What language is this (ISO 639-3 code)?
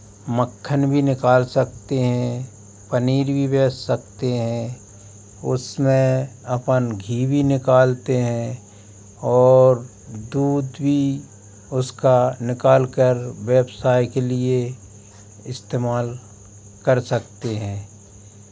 hin